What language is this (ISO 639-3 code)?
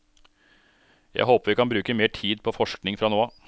nor